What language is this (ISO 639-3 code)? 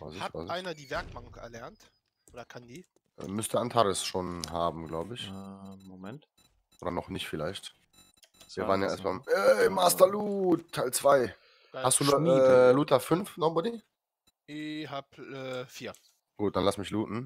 deu